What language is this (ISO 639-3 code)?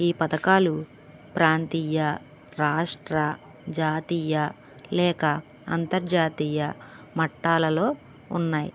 tel